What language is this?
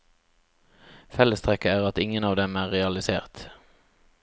Norwegian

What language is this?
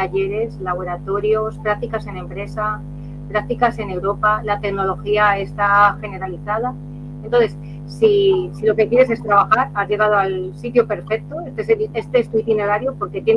Spanish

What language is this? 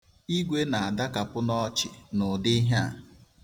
Igbo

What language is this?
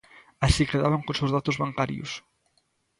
Galician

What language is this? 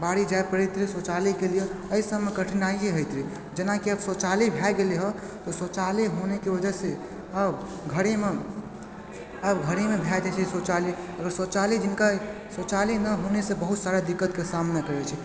Maithili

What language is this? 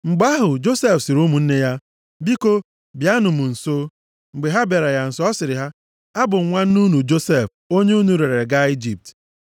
Igbo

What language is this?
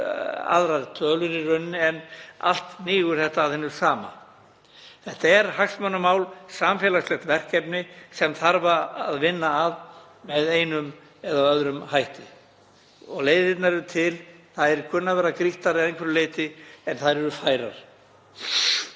Icelandic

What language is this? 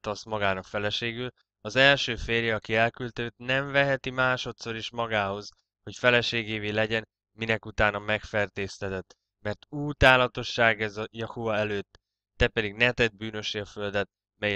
Hungarian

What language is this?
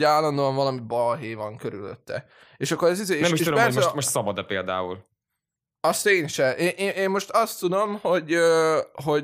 Hungarian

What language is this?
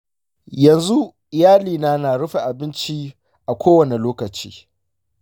Hausa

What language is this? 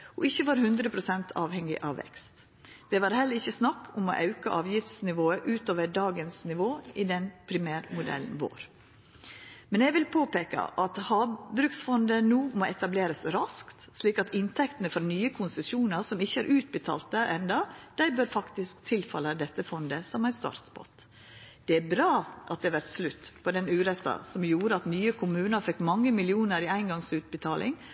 Norwegian Nynorsk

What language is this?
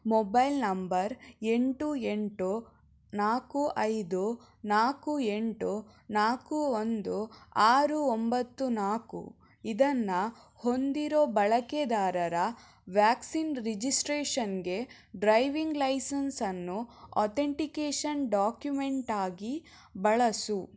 Kannada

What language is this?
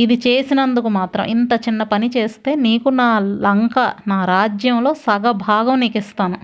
Telugu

